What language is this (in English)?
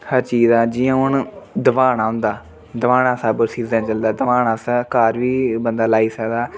Dogri